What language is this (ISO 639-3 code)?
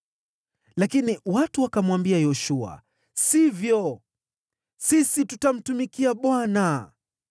swa